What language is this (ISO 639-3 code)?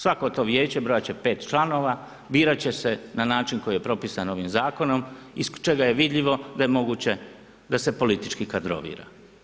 hrv